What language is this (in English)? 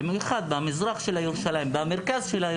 Hebrew